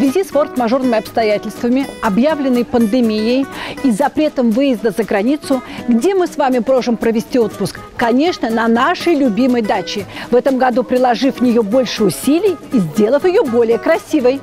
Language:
Russian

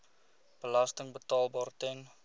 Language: Afrikaans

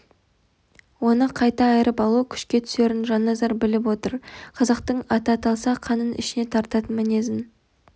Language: Kazakh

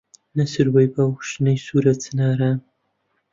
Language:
Central Kurdish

